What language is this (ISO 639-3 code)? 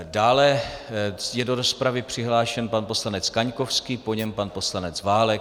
ces